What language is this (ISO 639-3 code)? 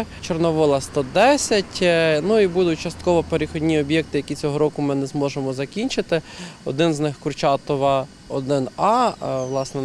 ukr